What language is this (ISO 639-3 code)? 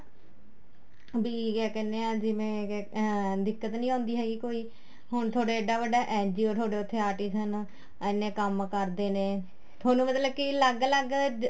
pan